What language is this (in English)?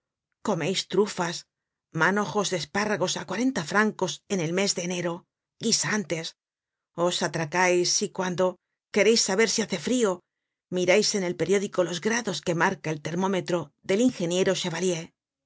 Spanish